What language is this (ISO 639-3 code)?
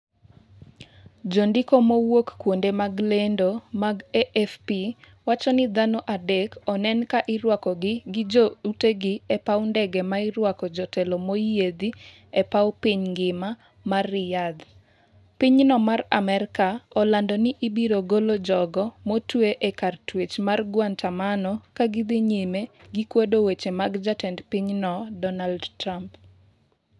luo